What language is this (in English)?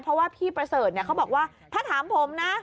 Thai